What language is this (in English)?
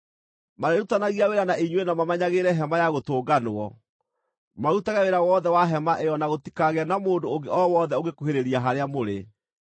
Kikuyu